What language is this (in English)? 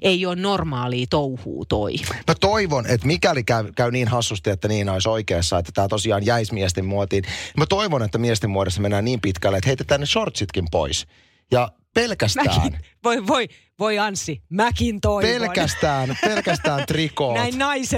Finnish